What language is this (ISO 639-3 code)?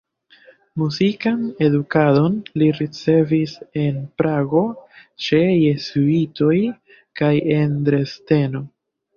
epo